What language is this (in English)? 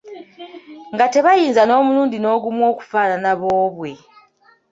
Ganda